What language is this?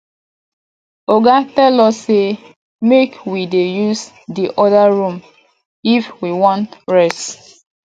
Nigerian Pidgin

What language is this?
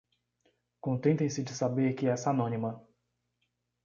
Portuguese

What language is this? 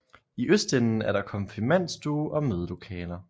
Danish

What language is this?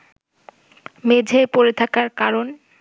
Bangla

